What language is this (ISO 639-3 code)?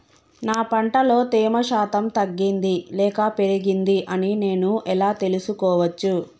tel